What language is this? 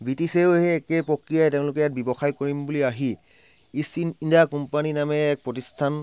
Assamese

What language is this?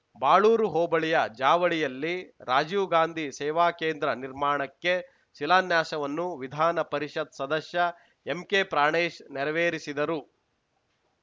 Kannada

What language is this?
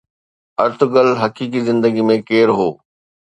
Sindhi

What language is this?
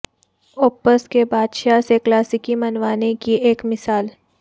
Urdu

